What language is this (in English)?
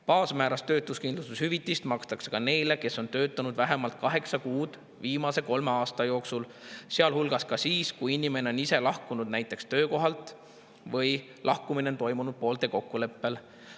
Estonian